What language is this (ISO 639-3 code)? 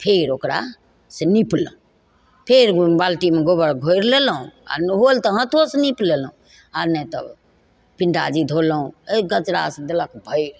mai